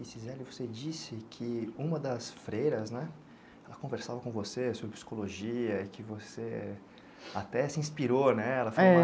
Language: Portuguese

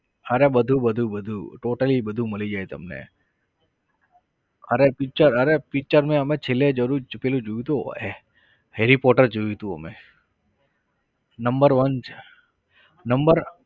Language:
Gujarati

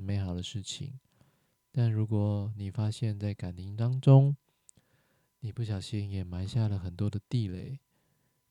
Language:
Chinese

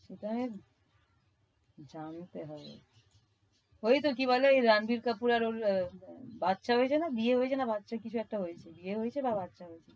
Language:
Bangla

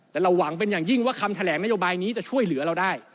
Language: Thai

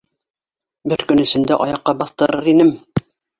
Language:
Bashkir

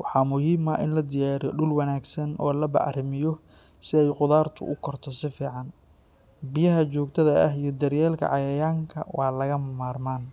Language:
Somali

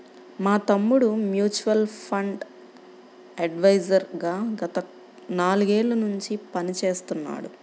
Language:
Telugu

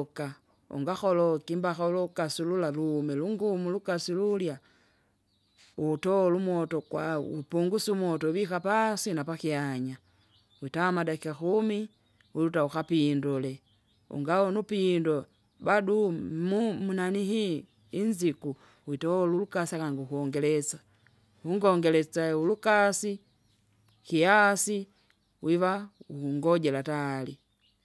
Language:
Kinga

